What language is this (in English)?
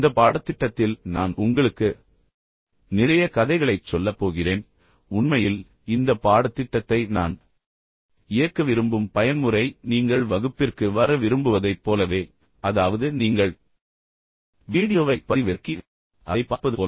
Tamil